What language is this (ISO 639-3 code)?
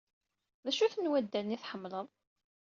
kab